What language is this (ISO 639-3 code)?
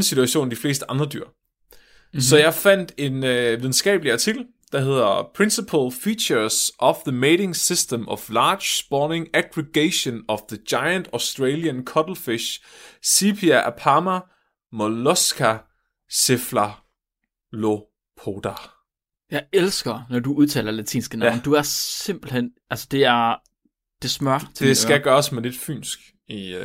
dan